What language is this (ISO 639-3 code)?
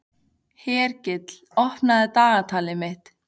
isl